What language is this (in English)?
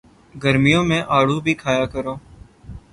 Urdu